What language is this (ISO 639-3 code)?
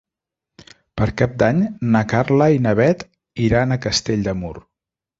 cat